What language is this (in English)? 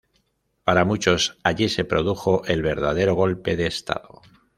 Spanish